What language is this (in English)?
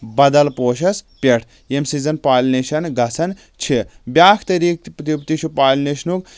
Kashmiri